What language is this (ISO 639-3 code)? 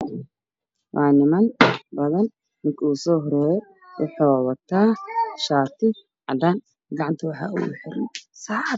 som